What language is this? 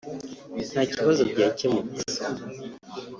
Kinyarwanda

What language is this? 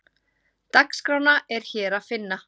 Icelandic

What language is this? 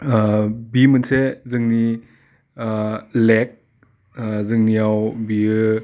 Bodo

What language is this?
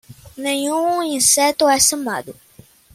Portuguese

